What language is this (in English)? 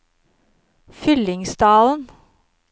Norwegian